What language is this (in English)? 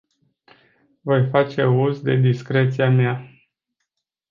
Romanian